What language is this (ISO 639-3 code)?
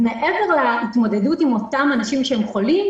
heb